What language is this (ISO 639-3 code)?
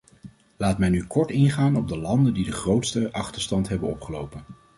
nld